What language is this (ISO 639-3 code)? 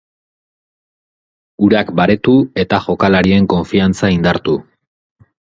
eus